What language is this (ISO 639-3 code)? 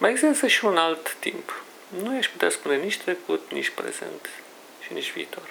ron